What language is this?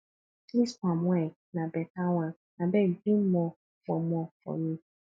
Nigerian Pidgin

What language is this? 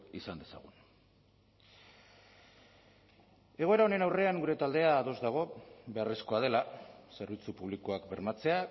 Basque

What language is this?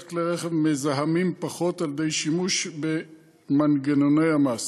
Hebrew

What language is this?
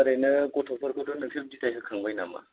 Bodo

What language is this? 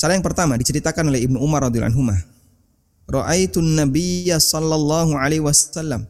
Indonesian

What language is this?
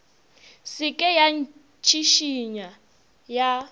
Northern Sotho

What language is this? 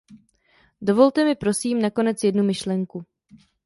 Czech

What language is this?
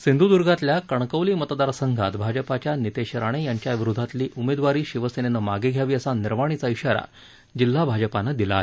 Marathi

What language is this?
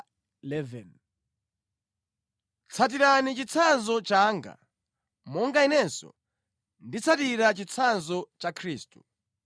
Nyanja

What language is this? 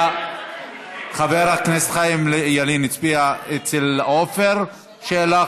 Hebrew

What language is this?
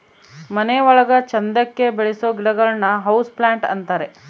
Kannada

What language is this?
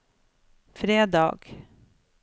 Norwegian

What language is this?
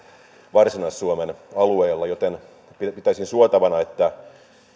Finnish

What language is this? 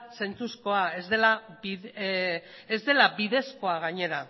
Basque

